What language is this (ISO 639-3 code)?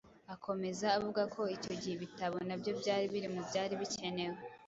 kin